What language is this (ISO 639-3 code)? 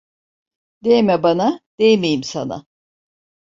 tur